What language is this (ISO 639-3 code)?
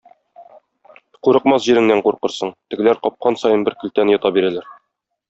tat